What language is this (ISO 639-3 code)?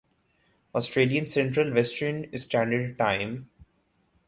urd